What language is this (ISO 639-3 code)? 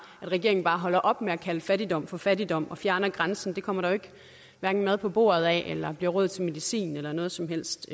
dan